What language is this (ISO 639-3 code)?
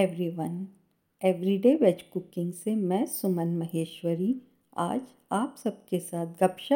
hin